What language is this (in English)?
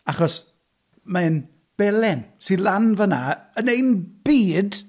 Welsh